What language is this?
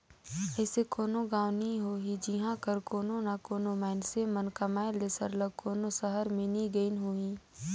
Chhattisgarhi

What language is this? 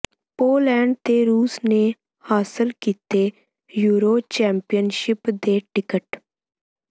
Punjabi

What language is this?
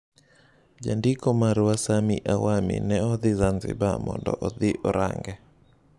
Luo (Kenya and Tanzania)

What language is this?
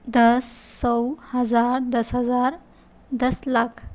Urdu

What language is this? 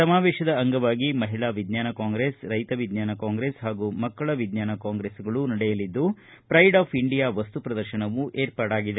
Kannada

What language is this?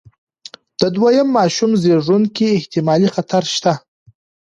Pashto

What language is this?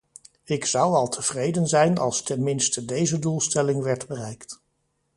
Dutch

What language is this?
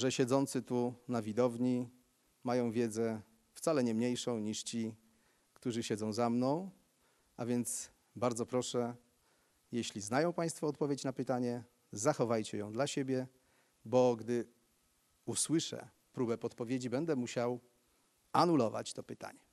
Polish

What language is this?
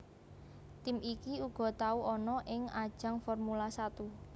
Javanese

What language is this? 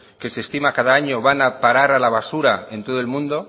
Spanish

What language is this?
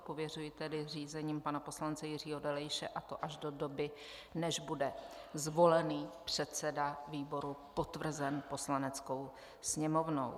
Czech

